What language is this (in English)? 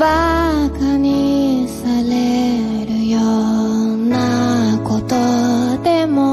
Japanese